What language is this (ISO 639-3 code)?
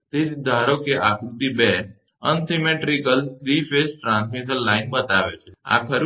guj